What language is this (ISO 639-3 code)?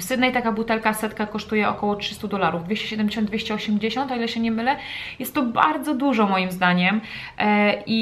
pol